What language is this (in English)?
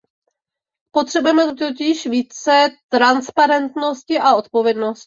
Czech